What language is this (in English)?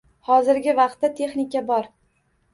Uzbek